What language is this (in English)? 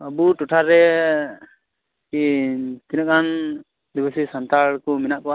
Santali